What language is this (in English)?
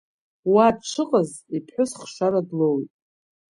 Abkhazian